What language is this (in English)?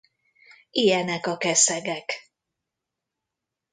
Hungarian